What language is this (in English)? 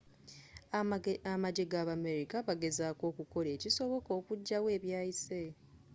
Ganda